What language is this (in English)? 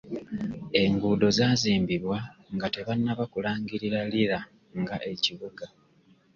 Ganda